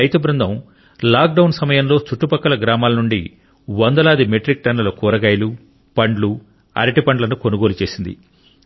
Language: Telugu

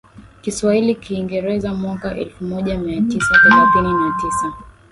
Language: Swahili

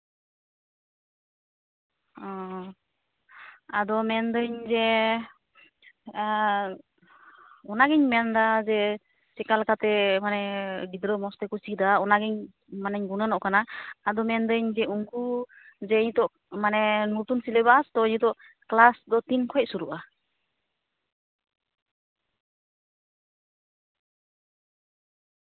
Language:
Santali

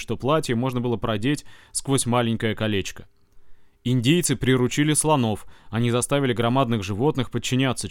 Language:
Russian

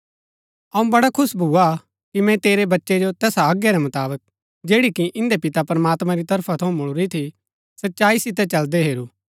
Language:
Gaddi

